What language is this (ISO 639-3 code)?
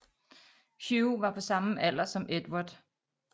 dan